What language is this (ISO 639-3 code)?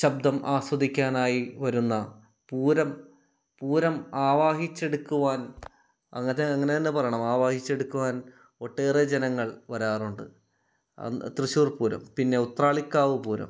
mal